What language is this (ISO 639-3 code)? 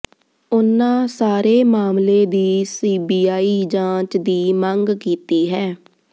pan